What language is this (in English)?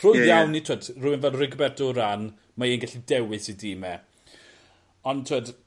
Welsh